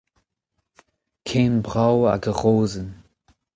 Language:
Breton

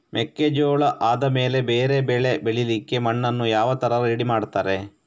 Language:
Kannada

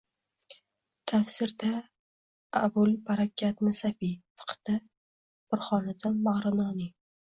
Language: Uzbek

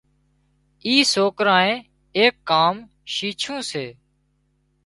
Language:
Wadiyara Koli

